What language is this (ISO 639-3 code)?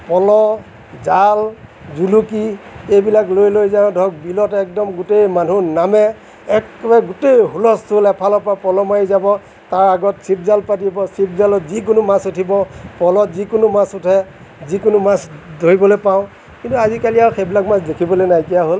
asm